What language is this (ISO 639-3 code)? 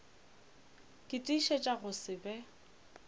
nso